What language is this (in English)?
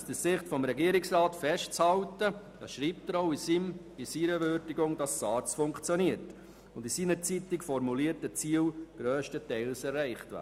Swiss German